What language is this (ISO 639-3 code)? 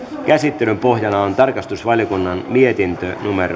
fin